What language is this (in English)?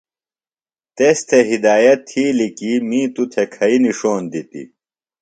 Phalura